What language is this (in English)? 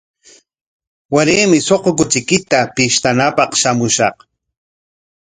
Corongo Ancash Quechua